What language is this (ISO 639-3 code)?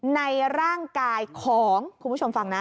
tha